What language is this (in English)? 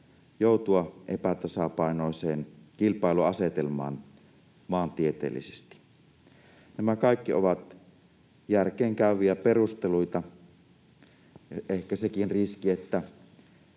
Finnish